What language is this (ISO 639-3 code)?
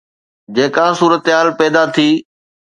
snd